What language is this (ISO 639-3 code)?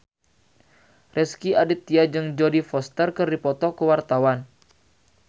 sun